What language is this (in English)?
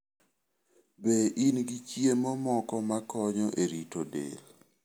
Luo (Kenya and Tanzania)